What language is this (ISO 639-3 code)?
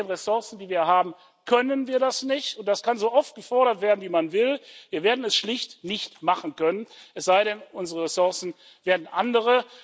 deu